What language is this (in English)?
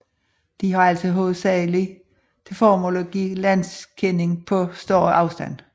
Danish